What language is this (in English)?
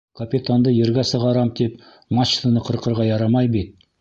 Bashkir